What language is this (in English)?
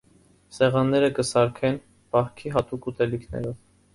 Armenian